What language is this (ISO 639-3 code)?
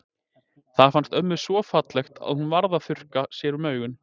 isl